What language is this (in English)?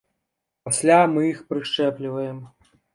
Belarusian